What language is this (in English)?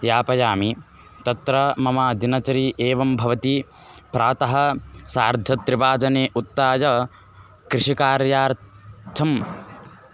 Sanskrit